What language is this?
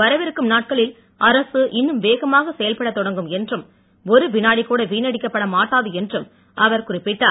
Tamil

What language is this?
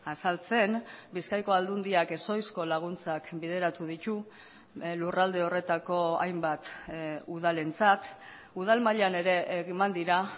Basque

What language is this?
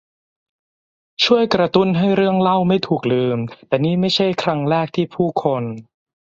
Thai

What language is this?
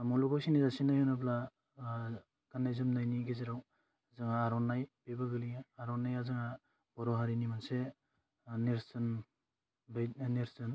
Bodo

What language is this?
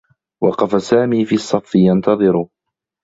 Arabic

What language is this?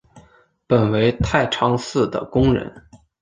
Chinese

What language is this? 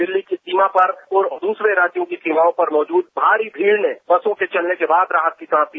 Hindi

